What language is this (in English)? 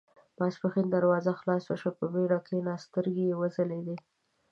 Pashto